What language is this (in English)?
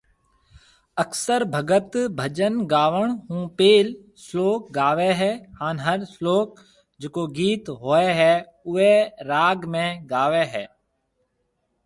Marwari (Pakistan)